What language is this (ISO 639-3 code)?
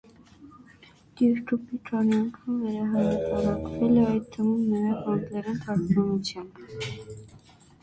hye